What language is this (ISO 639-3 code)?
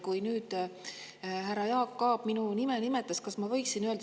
est